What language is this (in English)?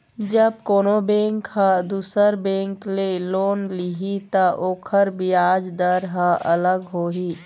Chhattisgarhi